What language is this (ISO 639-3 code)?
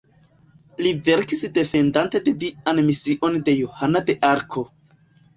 epo